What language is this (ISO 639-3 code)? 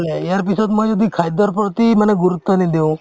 asm